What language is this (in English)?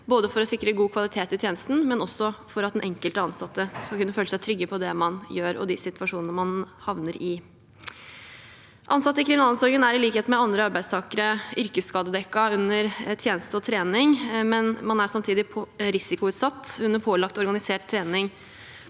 Norwegian